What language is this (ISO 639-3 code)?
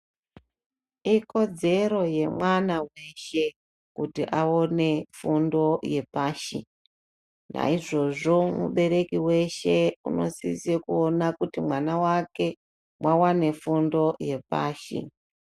ndc